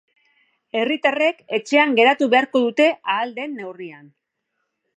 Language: Basque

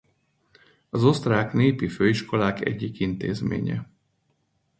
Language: Hungarian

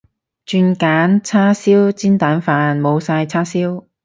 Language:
Cantonese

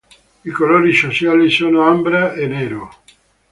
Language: Italian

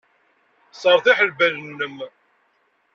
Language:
Kabyle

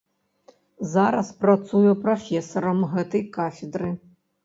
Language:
Belarusian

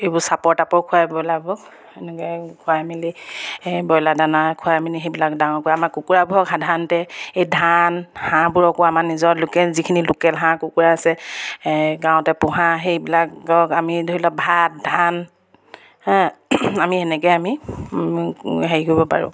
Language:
Assamese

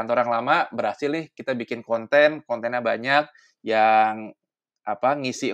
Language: Indonesian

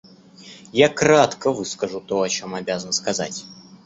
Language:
Russian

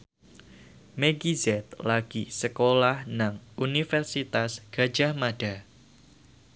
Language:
Javanese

